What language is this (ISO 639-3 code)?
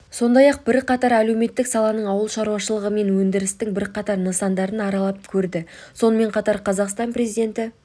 kaz